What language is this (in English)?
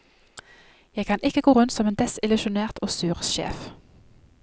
Norwegian